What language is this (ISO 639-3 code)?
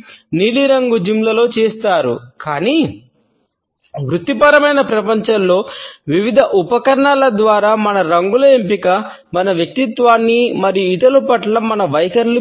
tel